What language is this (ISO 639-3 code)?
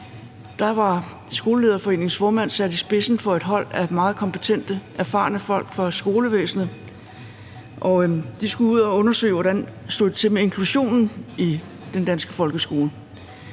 dan